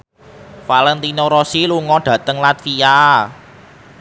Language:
Javanese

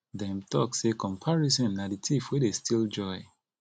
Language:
Nigerian Pidgin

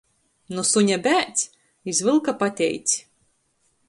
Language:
Latgalian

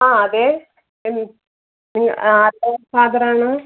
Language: Malayalam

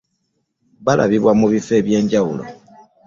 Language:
Ganda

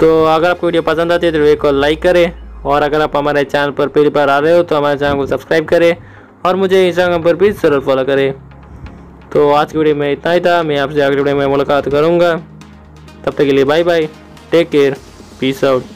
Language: Hindi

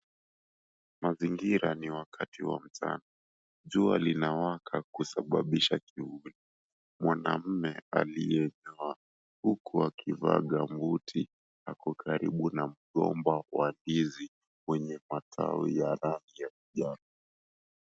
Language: Swahili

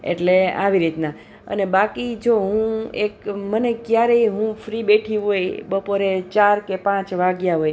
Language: Gujarati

